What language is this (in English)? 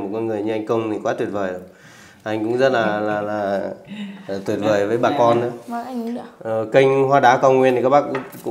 Vietnamese